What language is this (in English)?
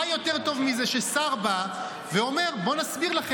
Hebrew